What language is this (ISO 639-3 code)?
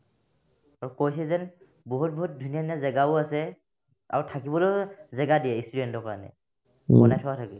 asm